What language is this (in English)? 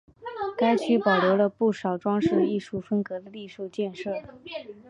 Chinese